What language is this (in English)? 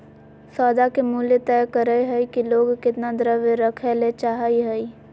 Magahi